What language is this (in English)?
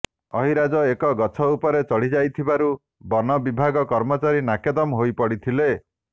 Odia